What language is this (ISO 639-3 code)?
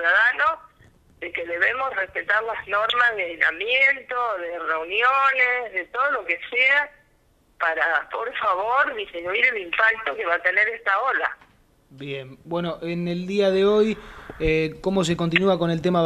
spa